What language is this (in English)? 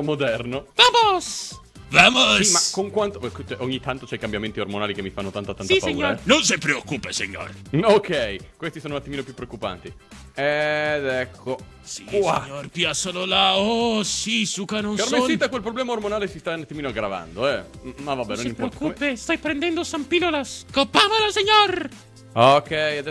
Italian